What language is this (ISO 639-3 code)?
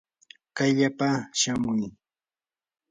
qur